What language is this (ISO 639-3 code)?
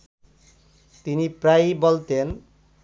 ben